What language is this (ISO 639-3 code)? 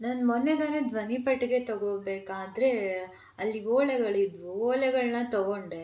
kan